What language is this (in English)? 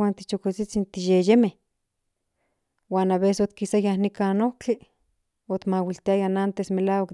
Central Nahuatl